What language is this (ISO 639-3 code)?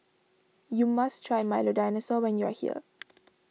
eng